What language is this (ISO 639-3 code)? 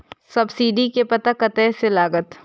mai